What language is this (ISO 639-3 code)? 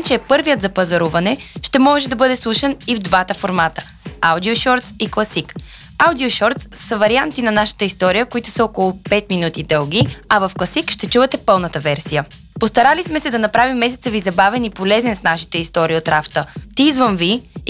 bul